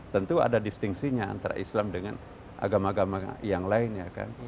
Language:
Indonesian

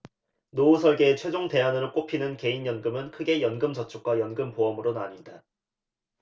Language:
Korean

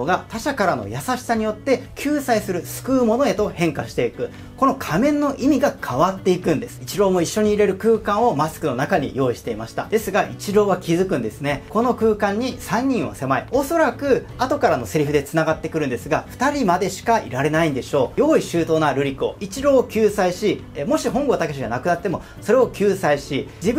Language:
Japanese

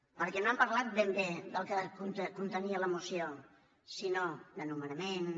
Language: Catalan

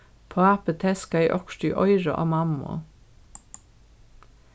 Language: Faroese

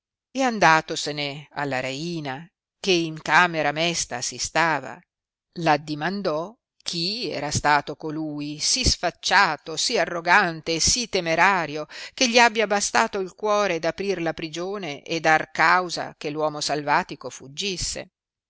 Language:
Italian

